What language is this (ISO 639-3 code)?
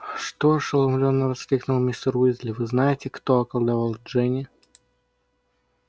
rus